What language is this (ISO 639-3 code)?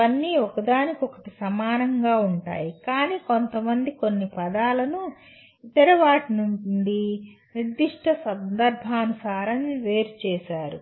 tel